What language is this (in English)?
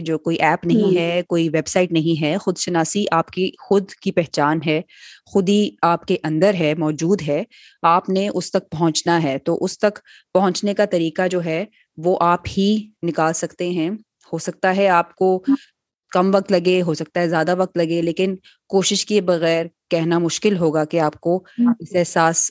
Urdu